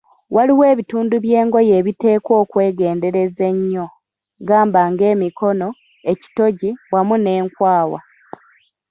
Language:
Ganda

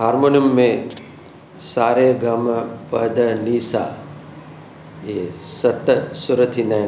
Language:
Sindhi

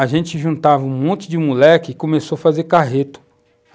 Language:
Portuguese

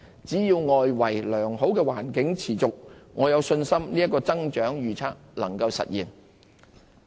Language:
Cantonese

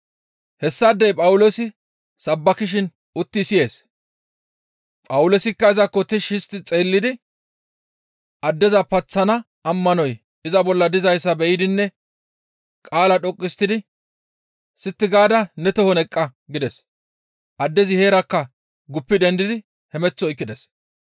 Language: Gamo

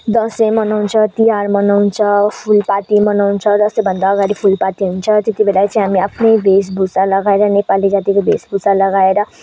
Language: Nepali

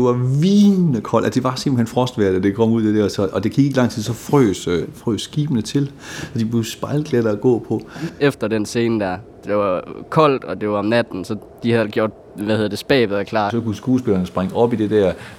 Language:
Danish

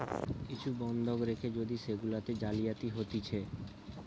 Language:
Bangla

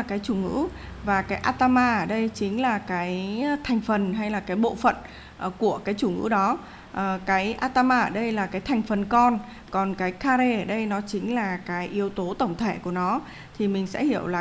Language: Vietnamese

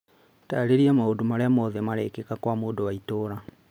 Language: Kikuyu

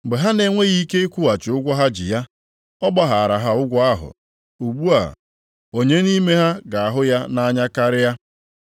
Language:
Igbo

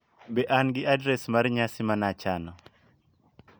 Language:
Luo (Kenya and Tanzania)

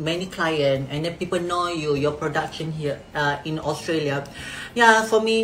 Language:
Malay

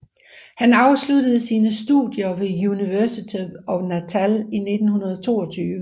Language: Danish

